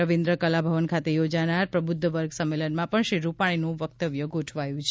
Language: Gujarati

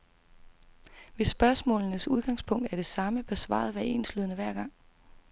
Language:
Danish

